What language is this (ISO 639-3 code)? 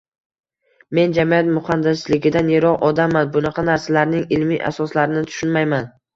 uzb